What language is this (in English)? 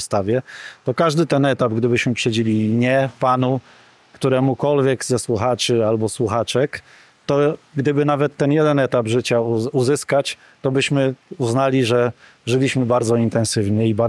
Polish